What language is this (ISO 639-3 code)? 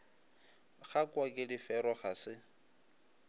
nso